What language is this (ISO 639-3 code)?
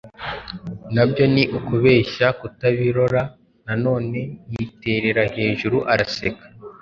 kin